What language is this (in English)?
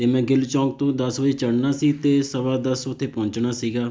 Punjabi